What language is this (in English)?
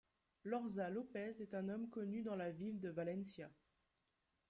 French